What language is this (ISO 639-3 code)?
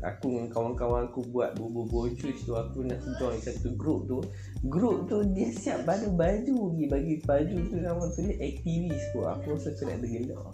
msa